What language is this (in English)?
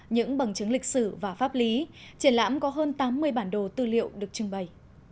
Vietnamese